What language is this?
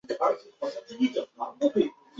Chinese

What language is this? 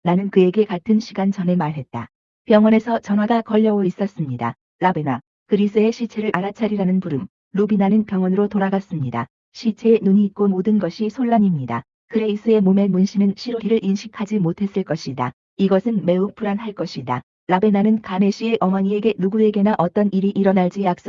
Korean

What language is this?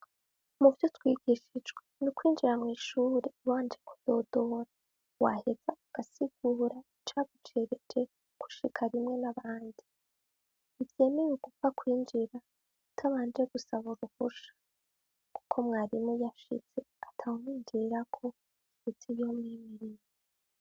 Rundi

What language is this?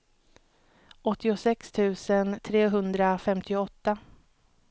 Swedish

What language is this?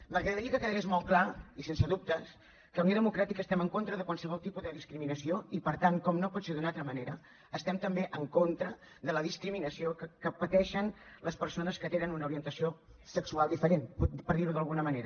Catalan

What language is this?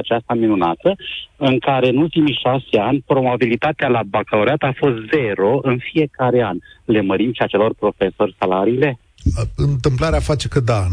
Romanian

